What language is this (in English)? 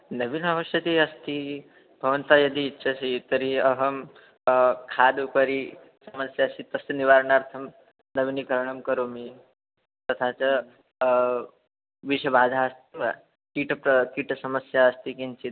Sanskrit